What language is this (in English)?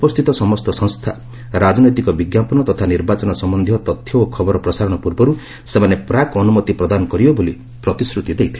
Odia